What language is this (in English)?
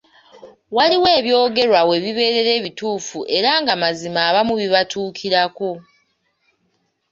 Ganda